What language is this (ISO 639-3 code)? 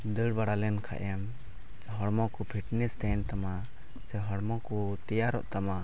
sat